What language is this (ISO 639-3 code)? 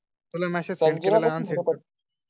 mar